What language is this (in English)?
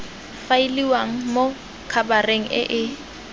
Tswana